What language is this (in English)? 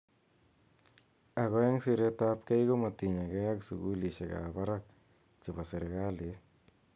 Kalenjin